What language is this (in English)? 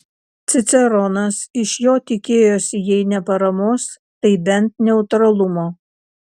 Lithuanian